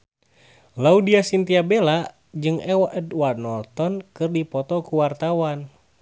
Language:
Sundanese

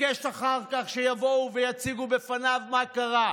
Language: Hebrew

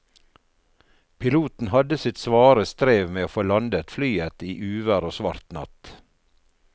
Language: Norwegian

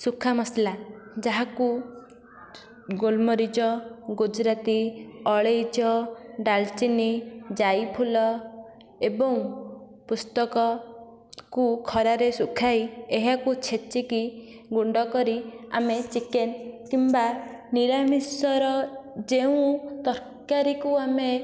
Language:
Odia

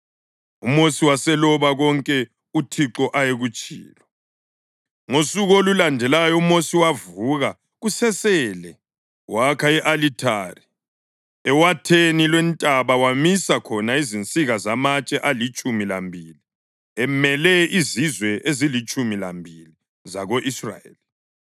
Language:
North Ndebele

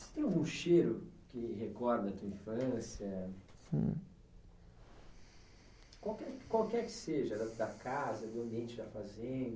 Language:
Portuguese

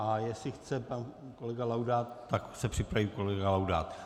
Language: Czech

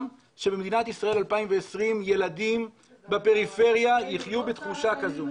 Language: Hebrew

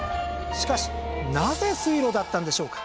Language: Japanese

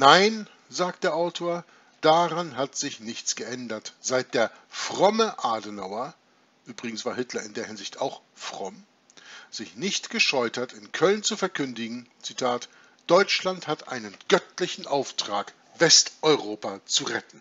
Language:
German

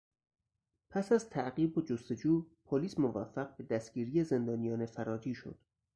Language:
Persian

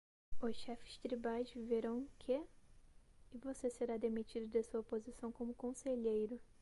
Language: Portuguese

